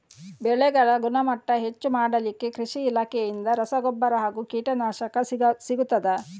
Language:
Kannada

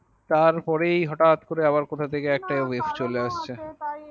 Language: Bangla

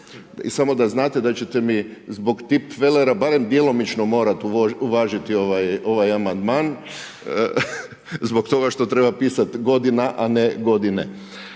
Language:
Croatian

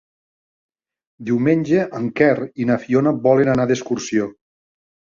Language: Catalan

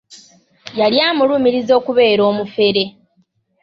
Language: Ganda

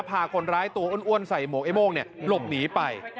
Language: Thai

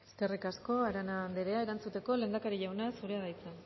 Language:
Basque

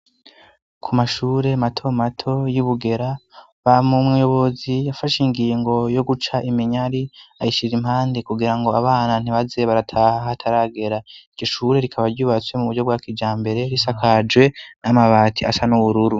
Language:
Rundi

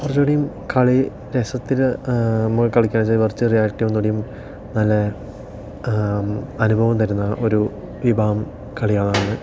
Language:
Malayalam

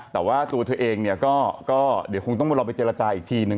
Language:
Thai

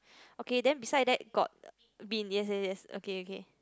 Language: English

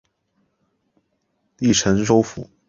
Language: Chinese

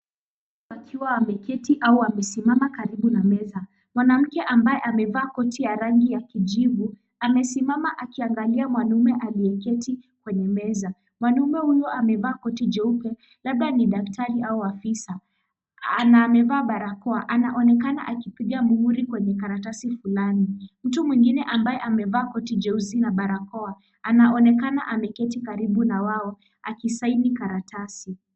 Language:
Swahili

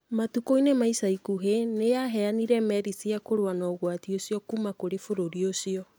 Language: Kikuyu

